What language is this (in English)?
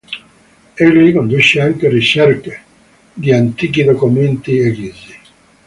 Italian